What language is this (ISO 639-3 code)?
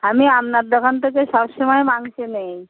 ben